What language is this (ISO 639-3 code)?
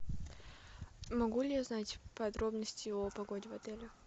rus